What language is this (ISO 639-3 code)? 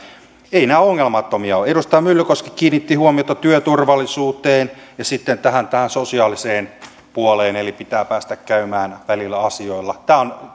fin